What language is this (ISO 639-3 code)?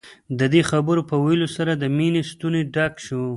pus